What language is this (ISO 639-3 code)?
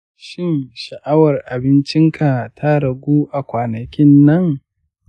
hau